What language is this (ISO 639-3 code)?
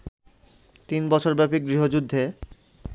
ben